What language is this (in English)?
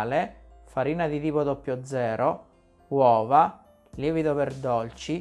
Italian